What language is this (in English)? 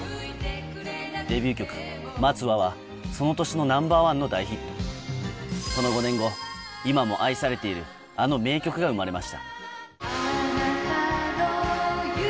Japanese